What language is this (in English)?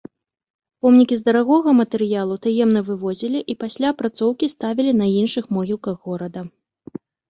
Belarusian